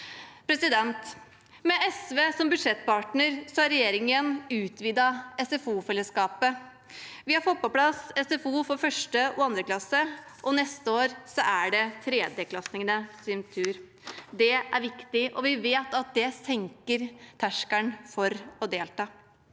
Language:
Norwegian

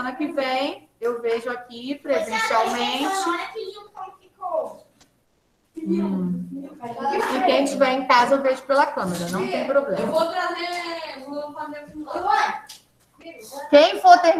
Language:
Portuguese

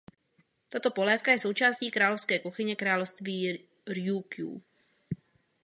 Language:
Czech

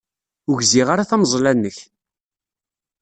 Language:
Kabyle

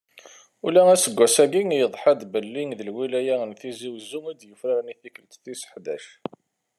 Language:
Kabyle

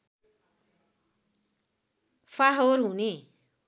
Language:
Nepali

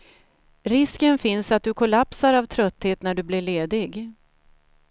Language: Swedish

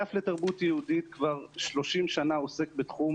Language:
Hebrew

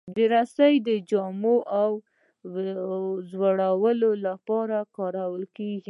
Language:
Pashto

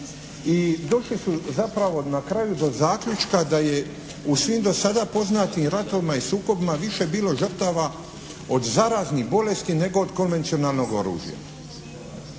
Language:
Croatian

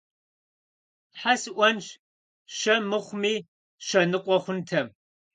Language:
Kabardian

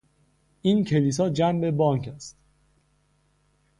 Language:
Persian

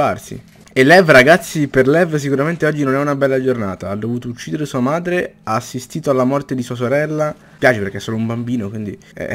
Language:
Italian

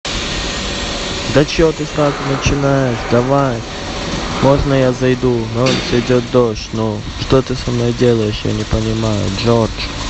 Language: Russian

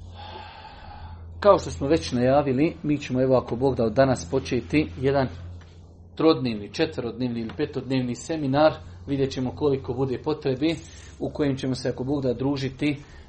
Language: Croatian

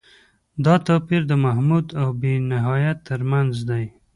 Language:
Pashto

